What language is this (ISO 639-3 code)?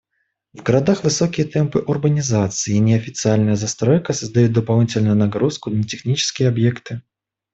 rus